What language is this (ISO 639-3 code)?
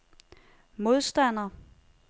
dan